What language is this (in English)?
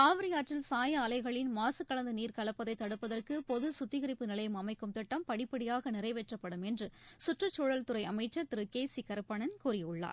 Tamil